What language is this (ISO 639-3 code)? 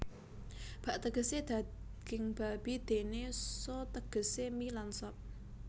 jav